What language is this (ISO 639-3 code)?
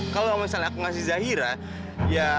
ind